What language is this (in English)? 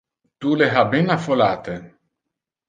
Interlingua